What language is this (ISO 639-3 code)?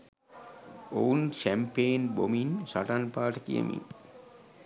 sin